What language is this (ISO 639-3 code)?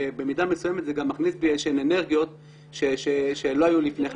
heb